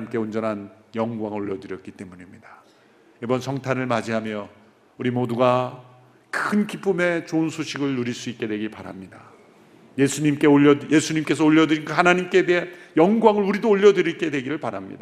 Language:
Korean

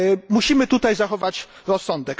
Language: Polish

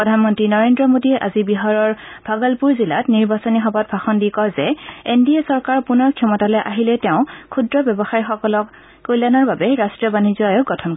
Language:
Assamese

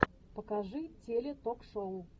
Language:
Russian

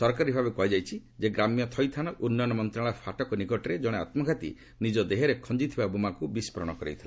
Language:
Odia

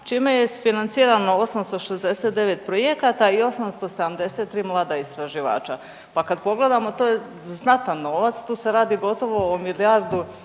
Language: Croatian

